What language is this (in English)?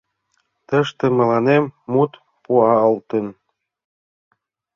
Mari